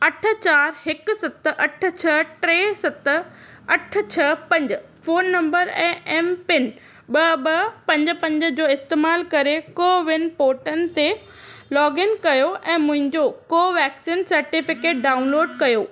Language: Sindhi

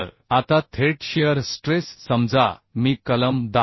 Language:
Marathi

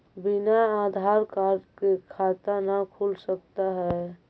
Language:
Magahi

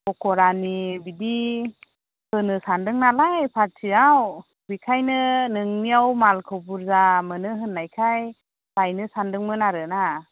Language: Bodo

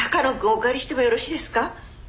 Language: Japanese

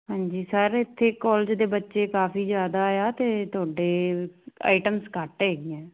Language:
Punjabi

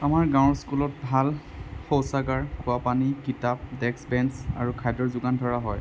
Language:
Assamese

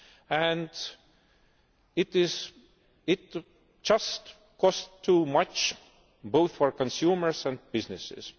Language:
English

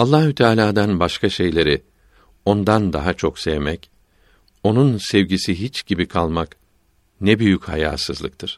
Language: Turkish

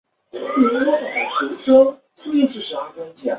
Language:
Chinese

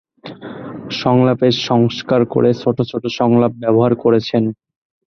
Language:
Bangla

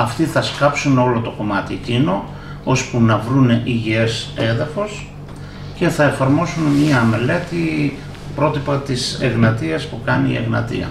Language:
Greek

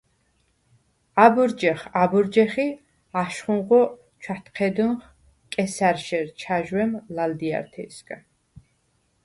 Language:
Svan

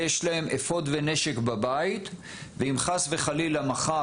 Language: Hebrew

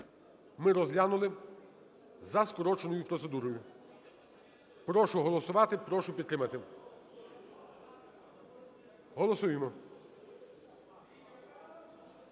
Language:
Ukrainian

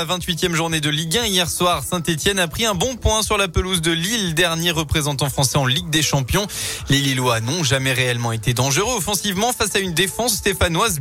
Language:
French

